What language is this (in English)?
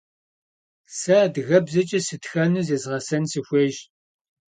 Kabardian